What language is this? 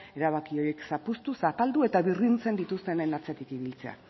Basque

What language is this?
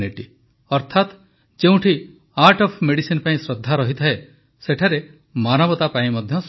Odia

